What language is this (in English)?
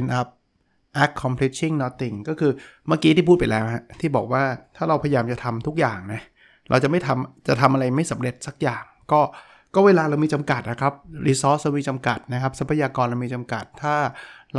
Thai